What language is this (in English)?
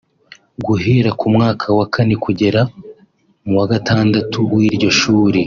Kinyarwanda